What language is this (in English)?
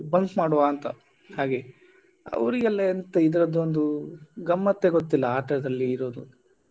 Kannada